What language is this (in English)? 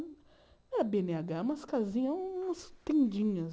Portuguese